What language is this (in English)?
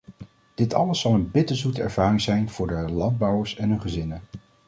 Dutch